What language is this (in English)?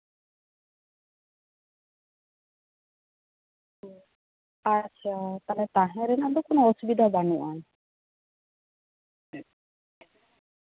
Santali